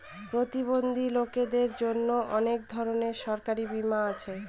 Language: Bangla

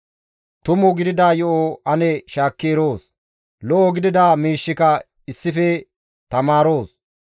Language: Gamo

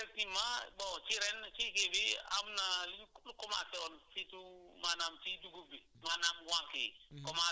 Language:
Wolof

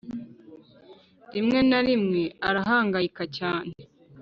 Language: Kinyarwanda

